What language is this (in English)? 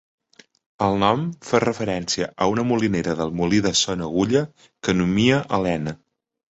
Catalan